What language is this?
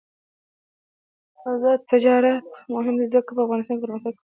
Pashto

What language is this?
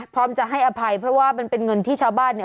Thai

